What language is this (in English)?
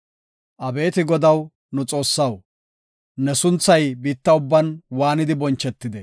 Gofa